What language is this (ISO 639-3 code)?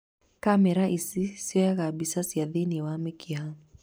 kik